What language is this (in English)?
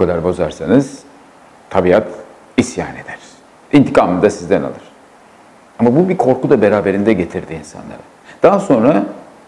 Turkish